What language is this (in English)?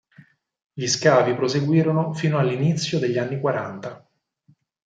Italian